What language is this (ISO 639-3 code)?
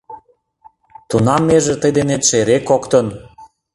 chm